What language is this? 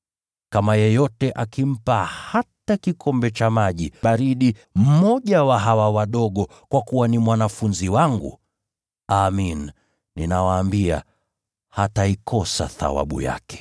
Swahili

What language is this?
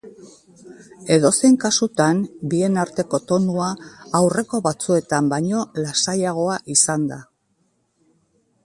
Basque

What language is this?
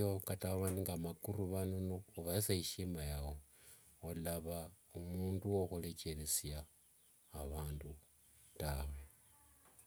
Wanga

